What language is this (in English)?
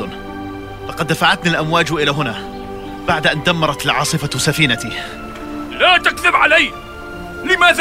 Arabic